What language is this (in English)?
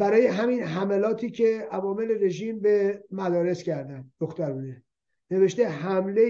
Persian